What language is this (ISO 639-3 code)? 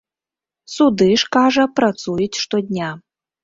bel